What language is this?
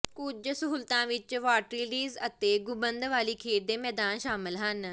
Punjabi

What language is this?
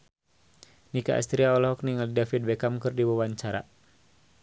Sundanese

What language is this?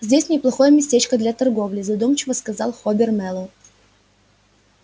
Russian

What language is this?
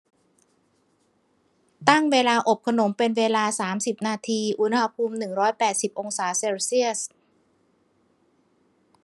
Thai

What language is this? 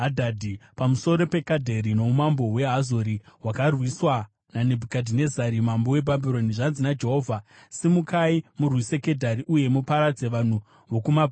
Shona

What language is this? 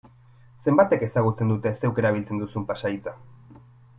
Basque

